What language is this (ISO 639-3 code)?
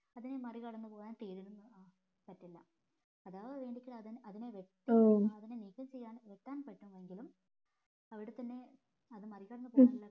mal